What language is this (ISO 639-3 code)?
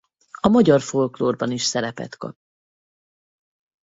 hun